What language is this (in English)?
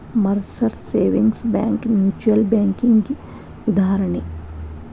Kannada